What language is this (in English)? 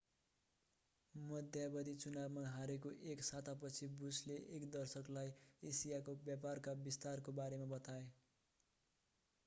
Nepali